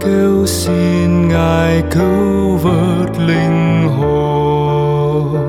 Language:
Vietnamese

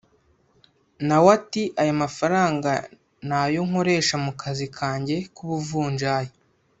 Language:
Kinyarwanda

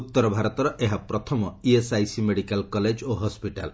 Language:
Odia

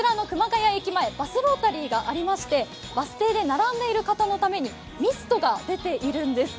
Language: Japanese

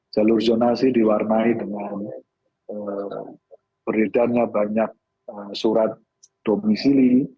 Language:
Indonesian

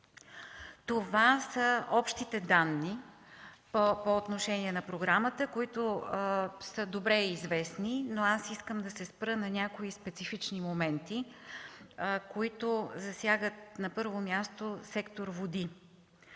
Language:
Bulgarian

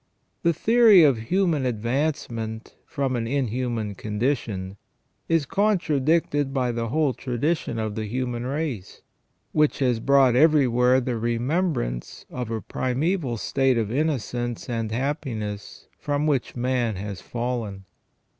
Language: English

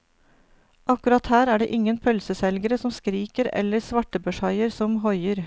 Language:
Norwegian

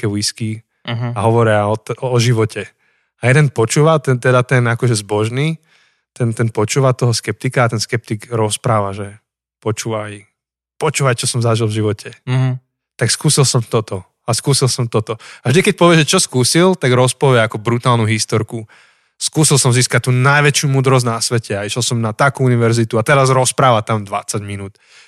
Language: Slovak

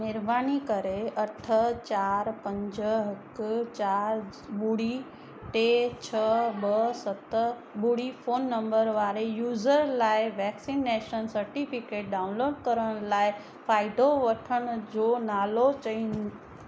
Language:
Sindhi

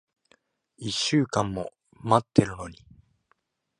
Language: Japanese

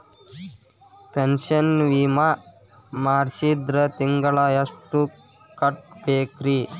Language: Kannada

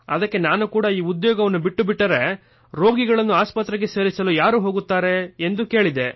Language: Kannada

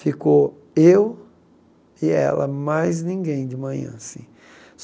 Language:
Portuguese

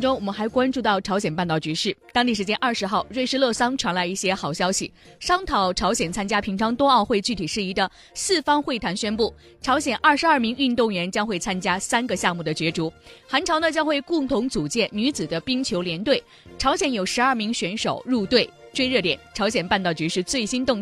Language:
Chinese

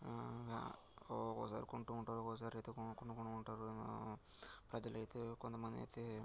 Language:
Telugu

